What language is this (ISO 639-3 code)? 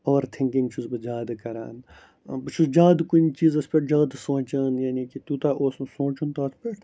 kas